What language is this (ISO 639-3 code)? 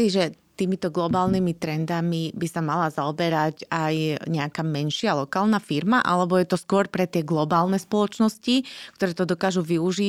slk